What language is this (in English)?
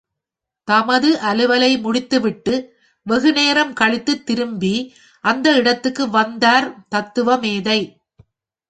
Tamil